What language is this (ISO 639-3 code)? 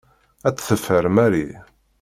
kab